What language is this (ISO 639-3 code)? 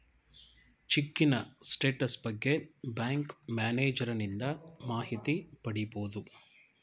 kan